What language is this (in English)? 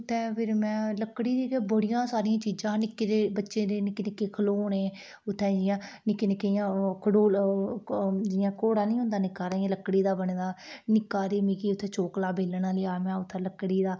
Dogri